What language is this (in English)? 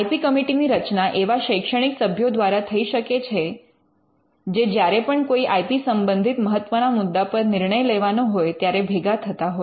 Gujarati